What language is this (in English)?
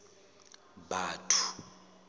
Southern Sotho